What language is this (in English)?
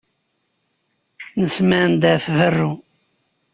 Kabyle